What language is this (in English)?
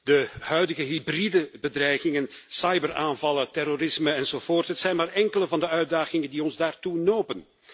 Dutch